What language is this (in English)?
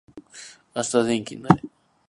Japanese